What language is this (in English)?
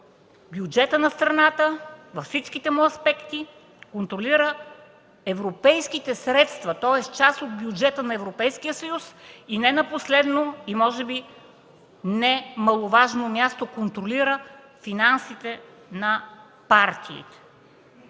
Bulgarian